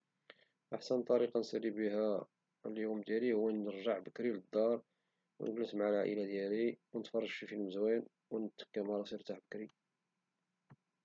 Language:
Moroccan Arabic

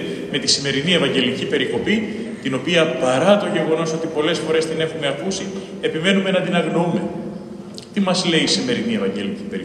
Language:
Greek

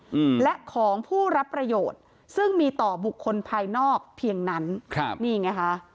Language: Thai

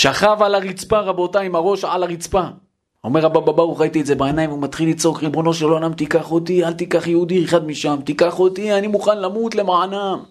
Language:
Hebrew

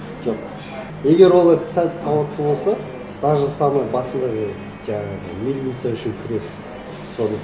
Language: Kazakh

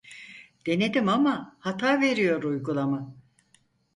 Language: Turkish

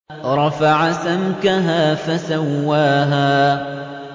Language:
Arabic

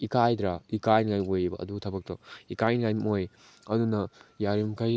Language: Manipuri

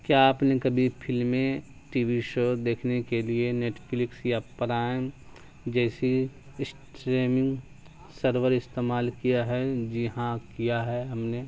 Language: Urdu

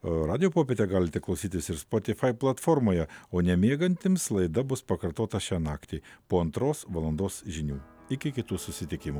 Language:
Lithuanian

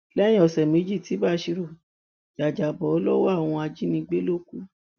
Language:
Yoruba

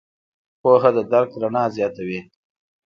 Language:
Pashto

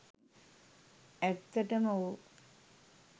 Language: Sinhala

